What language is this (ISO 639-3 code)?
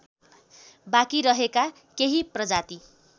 nep